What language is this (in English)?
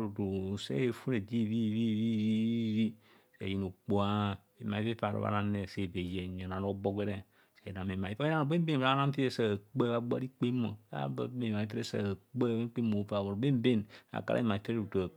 Kohumono